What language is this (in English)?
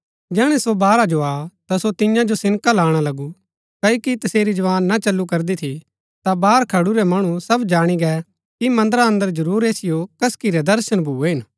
Gaddi